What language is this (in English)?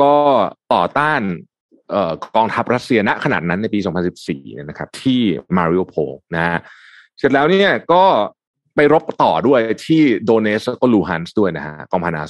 Thai